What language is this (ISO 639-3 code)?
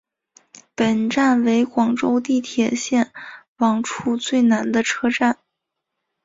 zho